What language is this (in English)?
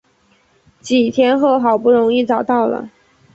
Chinese